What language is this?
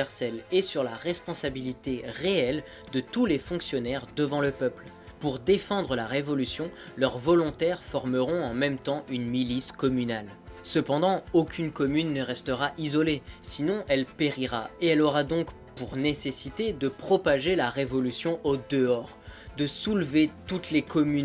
French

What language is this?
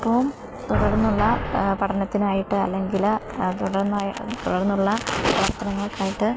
Malayalam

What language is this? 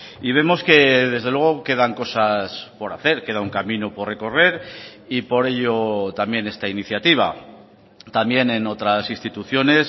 Spanish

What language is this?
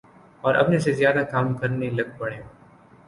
Urdu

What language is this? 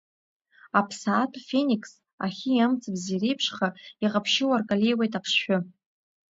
Abkhazian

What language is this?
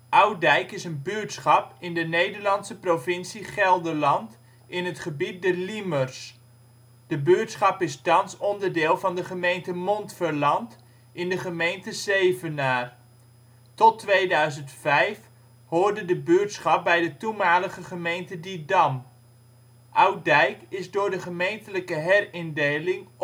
Dutch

